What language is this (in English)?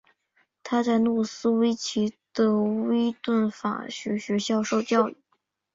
Chinese